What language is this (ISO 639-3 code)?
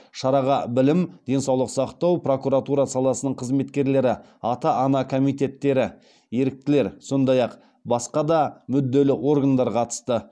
kaz